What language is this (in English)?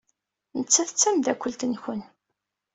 Kabyle